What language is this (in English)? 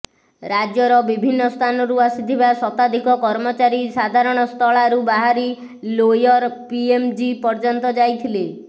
Odia